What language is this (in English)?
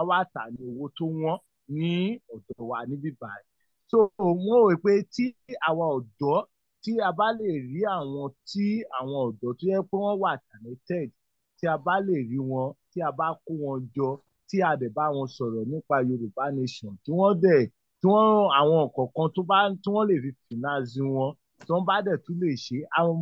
English